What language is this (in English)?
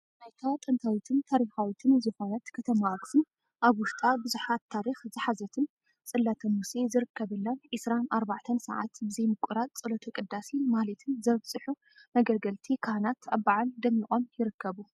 Tigrinya